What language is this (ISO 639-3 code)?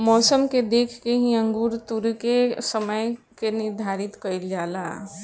bho